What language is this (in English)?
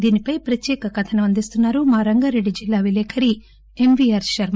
Telugu